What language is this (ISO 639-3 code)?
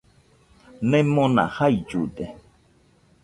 hux